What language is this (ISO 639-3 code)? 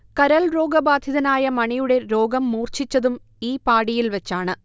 mal